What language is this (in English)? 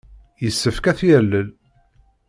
Kabyle